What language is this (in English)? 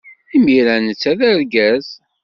Kabyle